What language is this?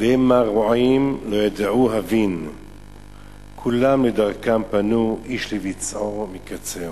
Hebrew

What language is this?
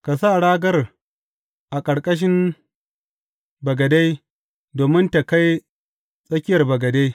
Hausa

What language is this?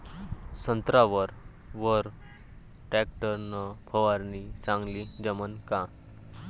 Marathi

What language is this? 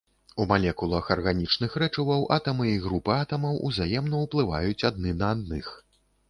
Belarusian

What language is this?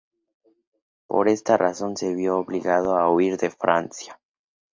Spanish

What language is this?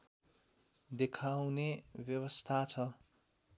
Nepali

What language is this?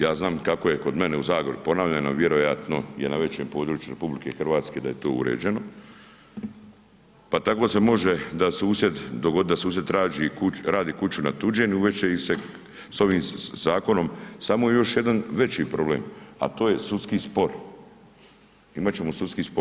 Croatian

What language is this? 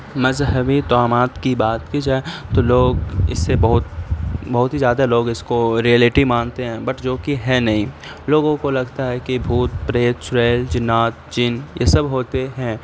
Urdu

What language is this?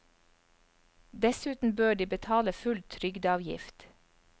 Norwegian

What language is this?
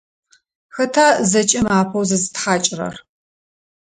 Adyghe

